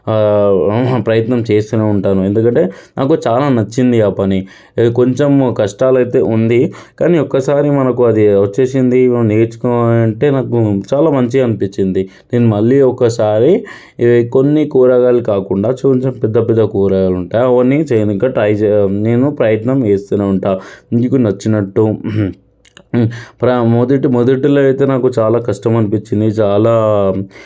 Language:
Telugu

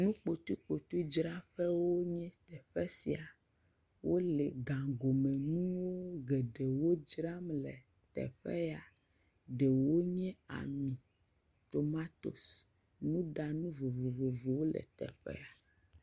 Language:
Ewe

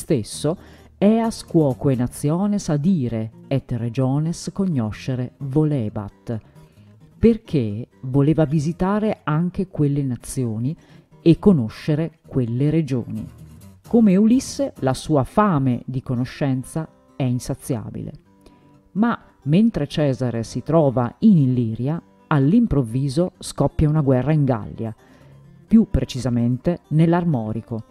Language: Italian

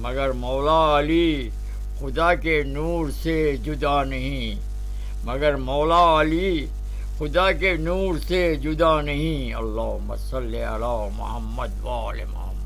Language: Romanian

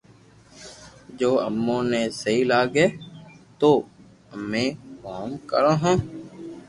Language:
Loarki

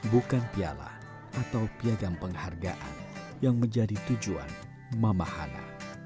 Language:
Indonesian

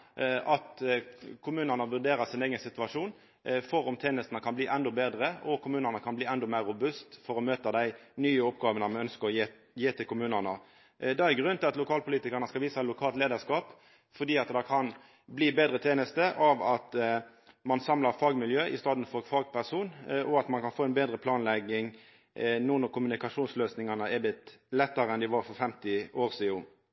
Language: Norwegian Nynorsk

